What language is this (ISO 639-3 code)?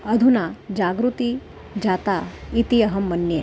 san